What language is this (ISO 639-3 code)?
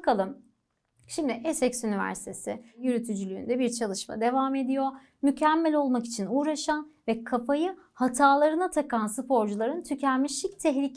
tur